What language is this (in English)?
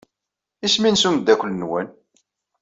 Kabyle